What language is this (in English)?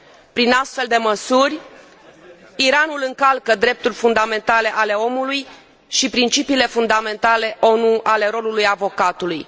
Romanian